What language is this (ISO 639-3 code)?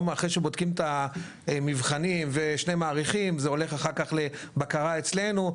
heb